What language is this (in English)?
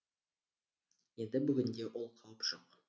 Kazakh